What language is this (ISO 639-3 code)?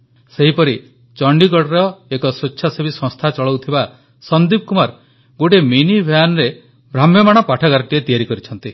ori